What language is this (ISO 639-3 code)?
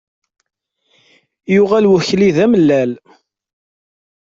kab